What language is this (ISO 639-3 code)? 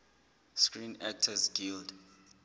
sot